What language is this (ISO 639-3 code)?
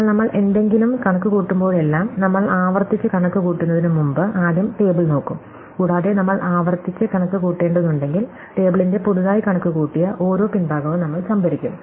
mal